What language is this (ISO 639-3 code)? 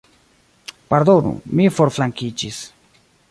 epo